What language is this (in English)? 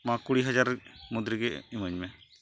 Santali